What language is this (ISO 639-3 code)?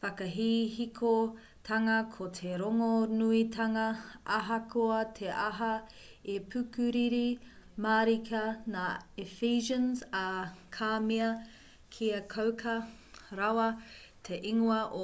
mri